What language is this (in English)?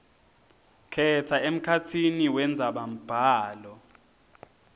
Swati